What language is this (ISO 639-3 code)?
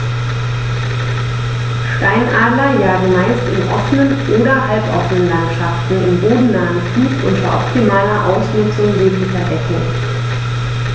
deu